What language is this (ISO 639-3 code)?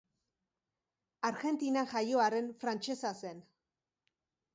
eus